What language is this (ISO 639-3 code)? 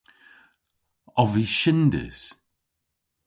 cor